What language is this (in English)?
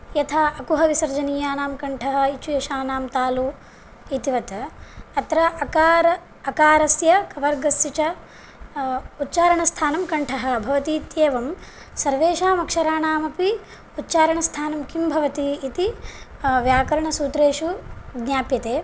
Sanskrit